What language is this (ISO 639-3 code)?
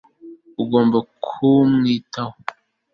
kin